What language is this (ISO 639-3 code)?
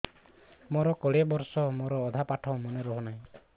ori